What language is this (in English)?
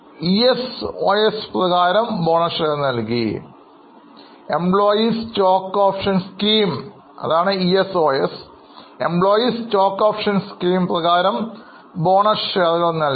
Malayalam